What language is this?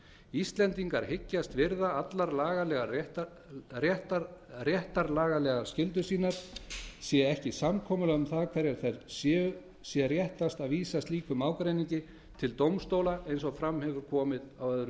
Icelandic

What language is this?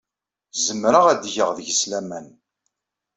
Kabyle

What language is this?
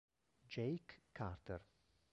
Italian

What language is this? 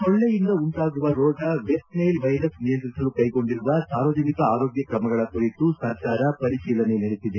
Kannada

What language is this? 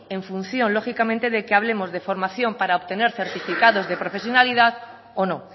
Spanish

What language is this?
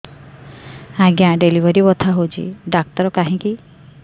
Odia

